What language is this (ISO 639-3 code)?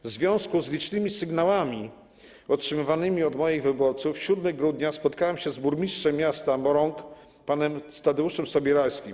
pol